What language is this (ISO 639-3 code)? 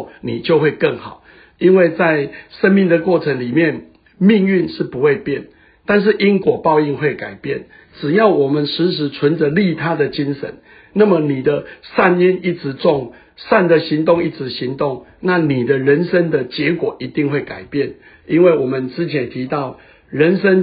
zho